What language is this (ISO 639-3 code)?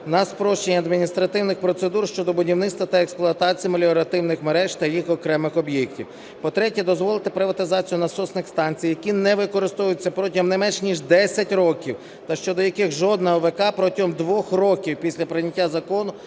ukr